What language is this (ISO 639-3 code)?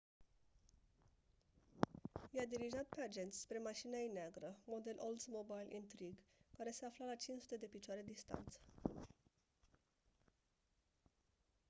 ron